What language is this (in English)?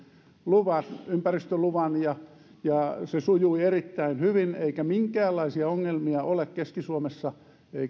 Finnish